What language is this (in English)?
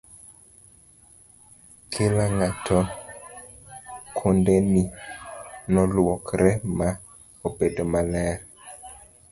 Luo (Kenya and Tanzania)